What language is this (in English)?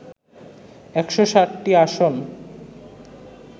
Bangla